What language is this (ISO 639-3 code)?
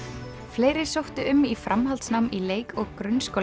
isl